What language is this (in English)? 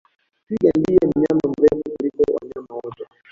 Swahili